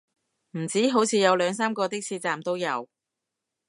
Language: Cantonese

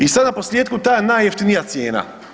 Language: Croatian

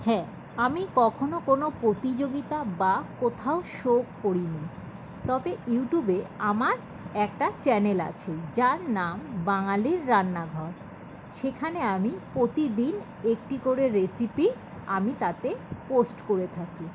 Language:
Bangla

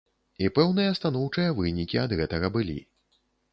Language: Belarusian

